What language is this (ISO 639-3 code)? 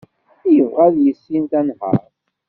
kab